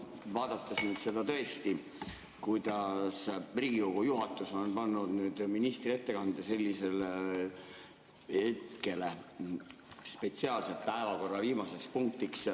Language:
Estonian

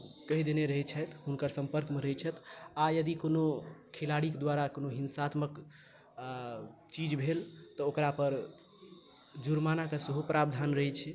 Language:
Maithili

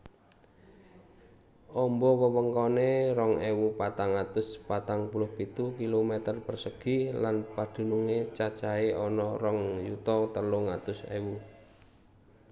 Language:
Javanese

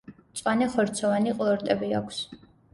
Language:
Georgian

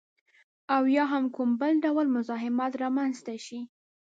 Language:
Pashto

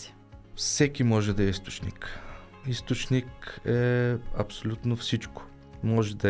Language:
Bulgarian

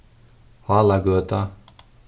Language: Faroese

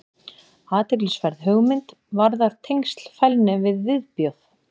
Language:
Icelandic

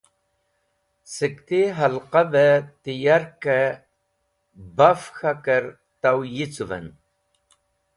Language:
Wakhi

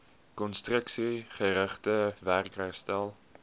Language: Afrikaans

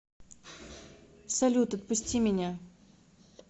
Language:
Russian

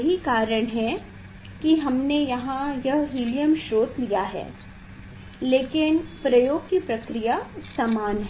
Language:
Hindi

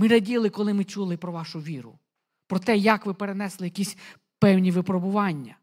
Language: Ukrainian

